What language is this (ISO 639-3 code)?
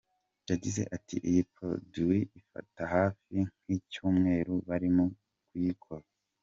kin